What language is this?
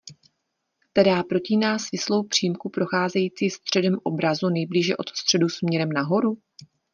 Czech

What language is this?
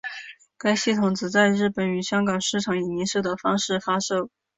Chinese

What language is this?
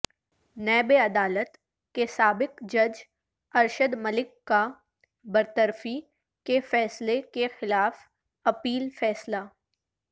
Urdu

